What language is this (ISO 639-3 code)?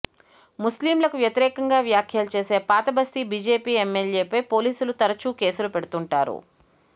tel